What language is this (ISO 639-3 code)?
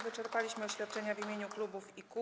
pol